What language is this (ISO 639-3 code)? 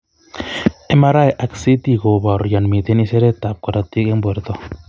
kln